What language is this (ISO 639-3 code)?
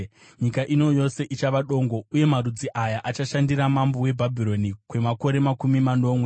sna